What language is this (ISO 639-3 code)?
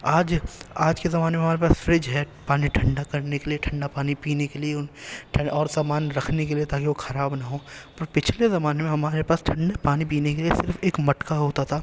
urd